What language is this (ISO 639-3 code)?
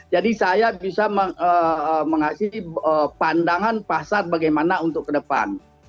ind